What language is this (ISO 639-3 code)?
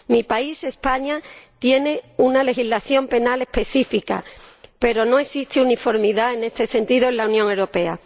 spa